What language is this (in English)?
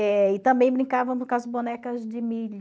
Portuguese